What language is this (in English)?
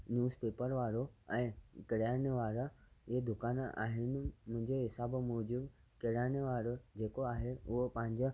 Sindhi